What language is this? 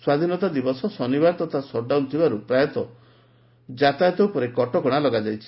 Odia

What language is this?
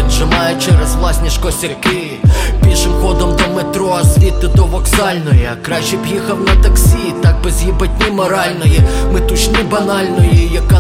Ukrainian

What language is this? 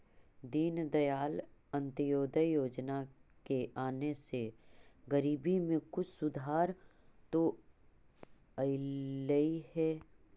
Magahi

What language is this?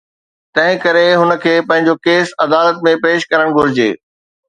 Sindhi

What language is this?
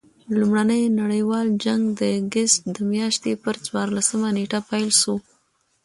Pashto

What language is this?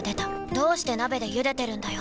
Japanese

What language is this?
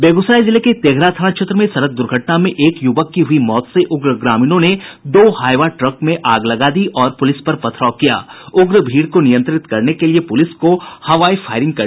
Hindi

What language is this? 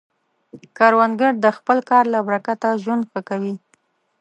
Pashto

